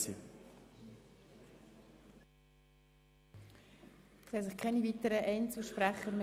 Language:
Swiss German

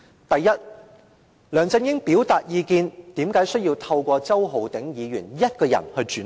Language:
Cantonese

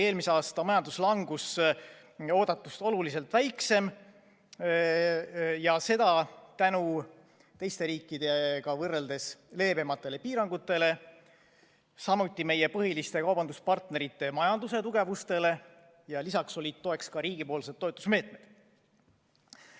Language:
Estonian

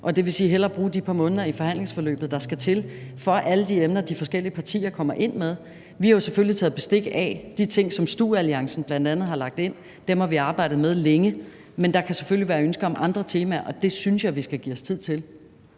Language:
Danish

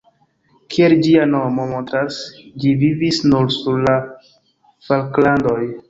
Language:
Esperanto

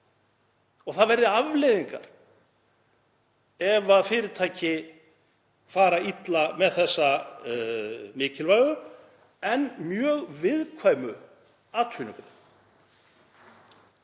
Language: Icelandic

